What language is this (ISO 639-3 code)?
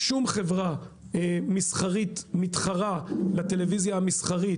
heb